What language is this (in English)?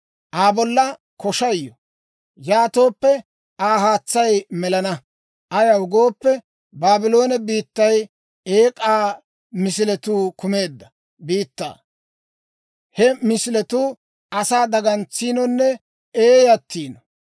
Dawro